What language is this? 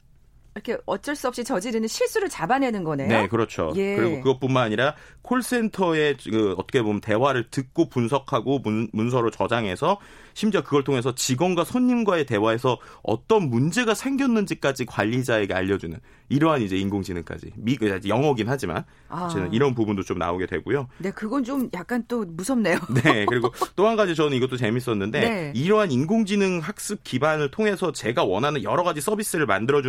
Korean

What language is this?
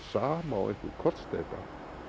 Icelandic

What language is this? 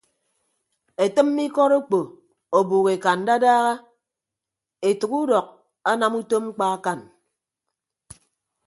Ibibio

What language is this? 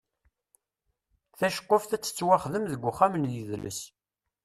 Kabyle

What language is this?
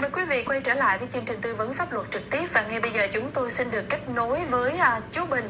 Vietnamese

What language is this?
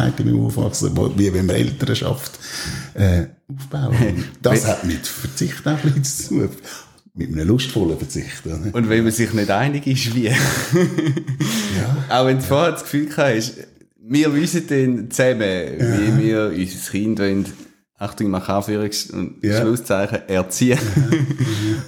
German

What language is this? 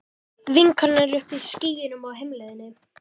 Icelandic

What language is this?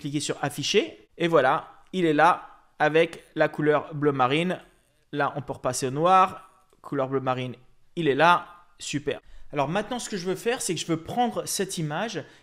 French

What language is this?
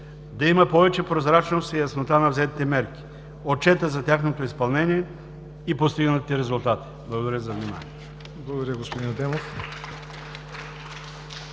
Bulgarian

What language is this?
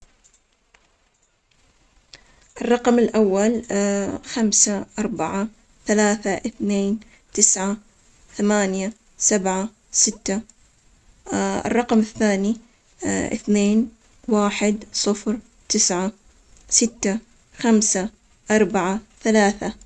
Omani Arabic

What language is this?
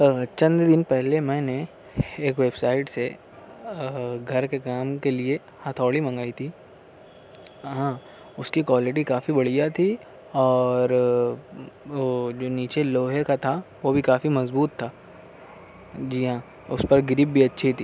Urdu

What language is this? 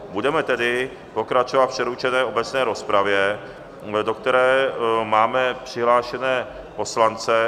Czech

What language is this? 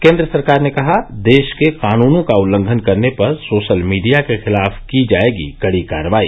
Hindi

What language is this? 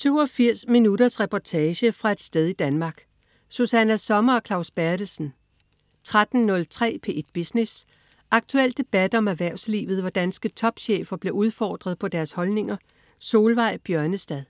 Danish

